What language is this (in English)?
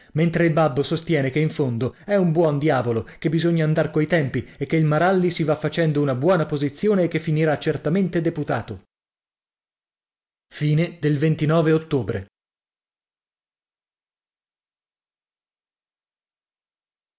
Italian